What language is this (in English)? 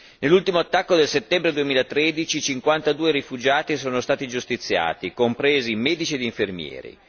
Italian